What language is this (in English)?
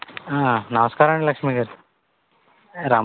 Telugu